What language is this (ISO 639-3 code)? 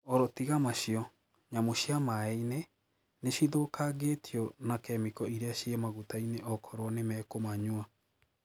kik